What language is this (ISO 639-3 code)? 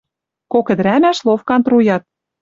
mrj